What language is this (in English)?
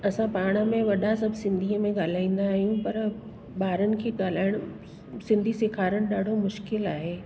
Sindhi